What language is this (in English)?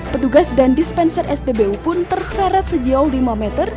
Indonesian